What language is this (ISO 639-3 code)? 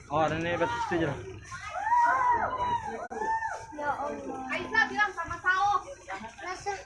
ind